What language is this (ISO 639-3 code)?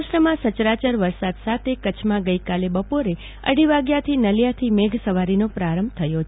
guj